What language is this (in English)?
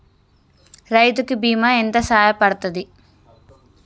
Telugu